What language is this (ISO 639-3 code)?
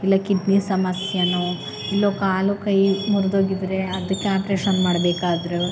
kan